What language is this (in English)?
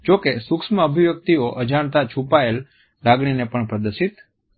Gujarati